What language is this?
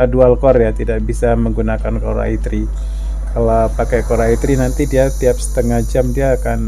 Indonesian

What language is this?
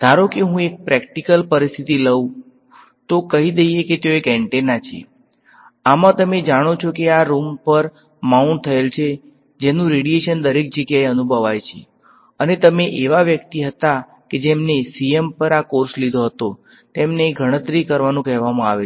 Gujarati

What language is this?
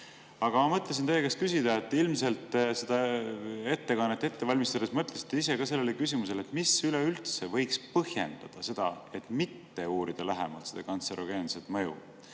Estonian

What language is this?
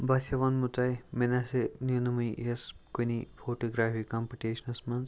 Kashmiri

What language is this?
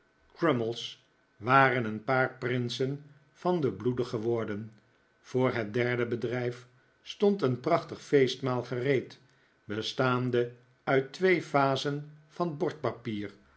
Dutch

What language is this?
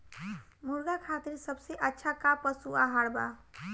Bhojpuri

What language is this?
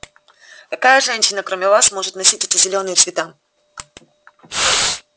Russian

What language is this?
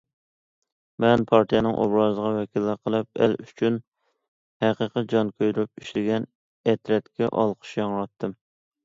Uyghur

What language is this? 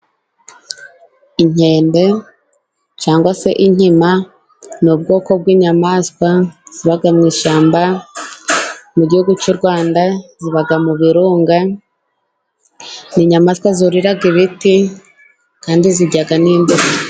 Kinyarwanda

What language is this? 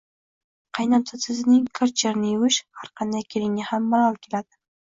Uzbek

